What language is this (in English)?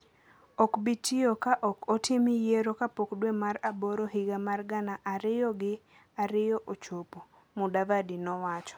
Luo (Kenya and Tanzania)